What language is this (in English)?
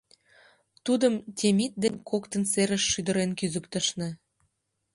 Mari